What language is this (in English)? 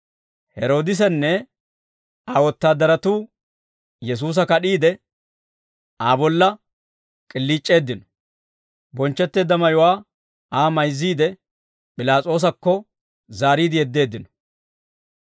Dawro